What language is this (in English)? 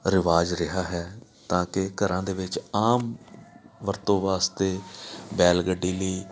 Punjabi